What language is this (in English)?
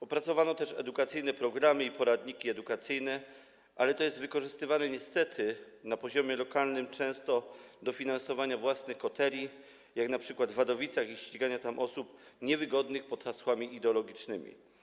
Polish